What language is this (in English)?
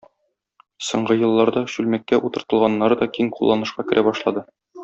Tatar